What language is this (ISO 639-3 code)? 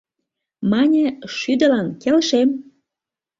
chm